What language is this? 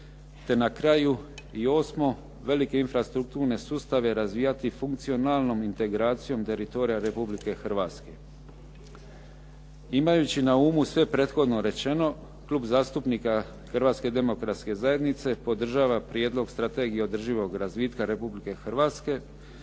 Croatian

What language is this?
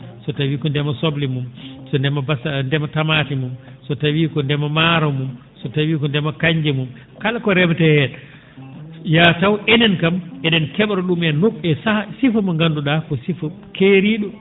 Fula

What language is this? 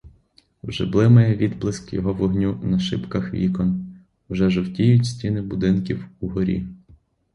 Ukrainian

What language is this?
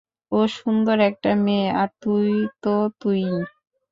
Bangla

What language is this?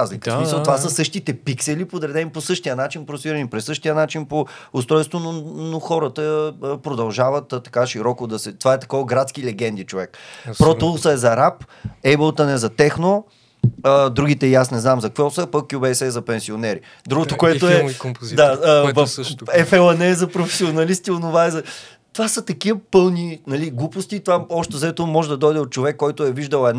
Bulgarian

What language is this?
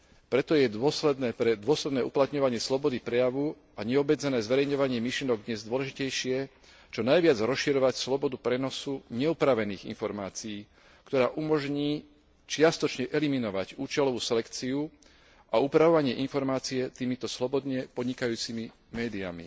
Slovak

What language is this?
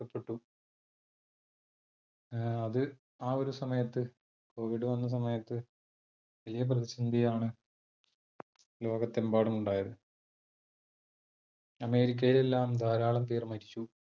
Malayalam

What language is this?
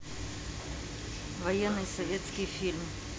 Russian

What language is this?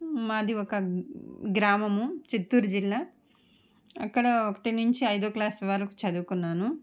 Telugu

